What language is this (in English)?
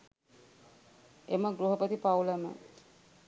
Sinhala